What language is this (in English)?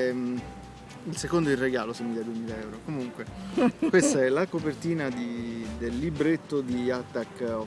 Italian